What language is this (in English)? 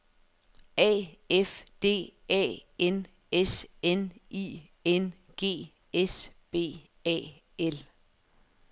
Danish